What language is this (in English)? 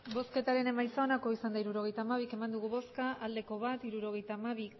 Basque